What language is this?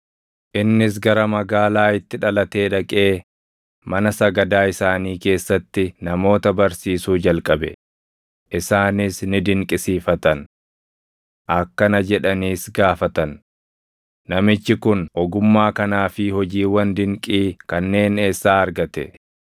Oromo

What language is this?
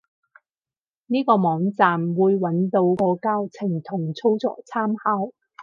Cantonese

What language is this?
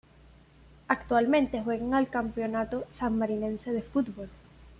Spanish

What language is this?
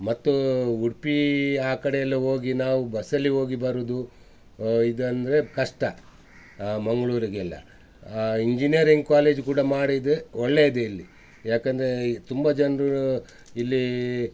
Kannada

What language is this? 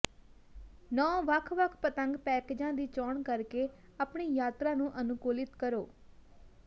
Punjabi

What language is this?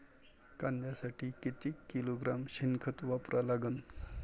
Marathi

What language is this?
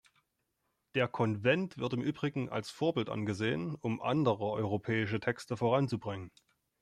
German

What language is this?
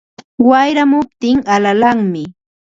Ambo-Pasco Quechua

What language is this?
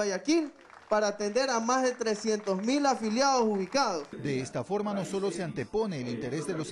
Spanish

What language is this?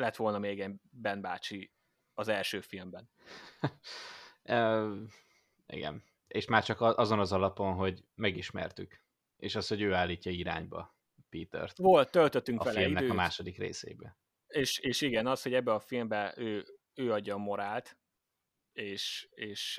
Hungarian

